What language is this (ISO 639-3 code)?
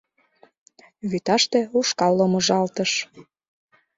chm